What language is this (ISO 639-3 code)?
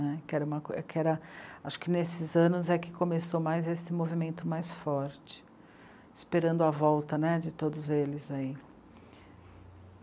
por